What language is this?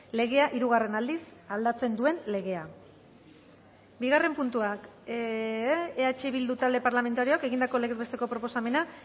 Basque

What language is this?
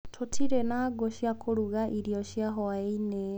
Kikuyu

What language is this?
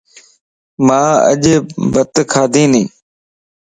Lasi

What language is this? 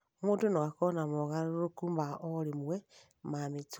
Kikuyu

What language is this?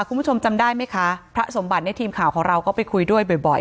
Thai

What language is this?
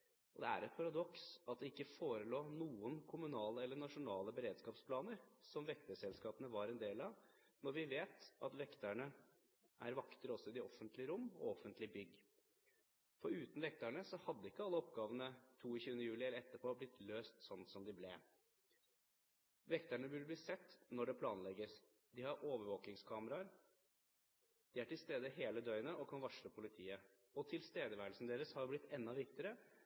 Norwegian Bokmål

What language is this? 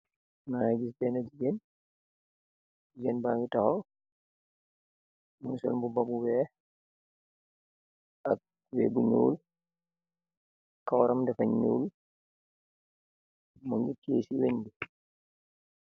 Wolof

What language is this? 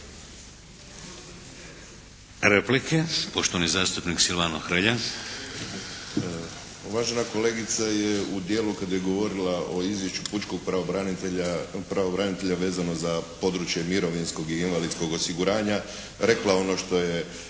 Croatian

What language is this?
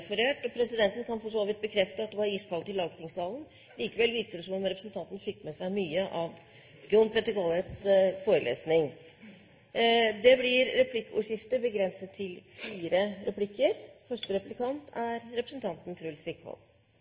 Norwegian Bokmål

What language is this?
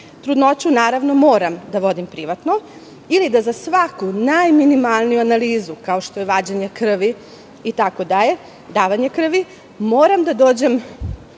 Serbian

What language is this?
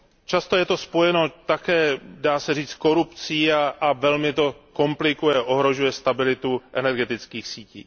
Czech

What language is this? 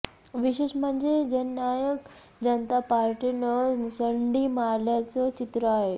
Marathi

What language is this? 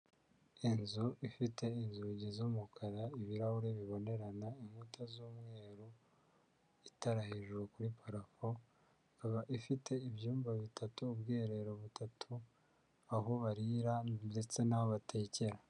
Kinyarwanda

